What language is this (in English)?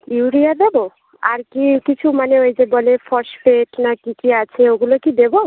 Bangla